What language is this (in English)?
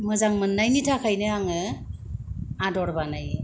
Bodo